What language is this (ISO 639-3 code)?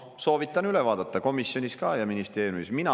est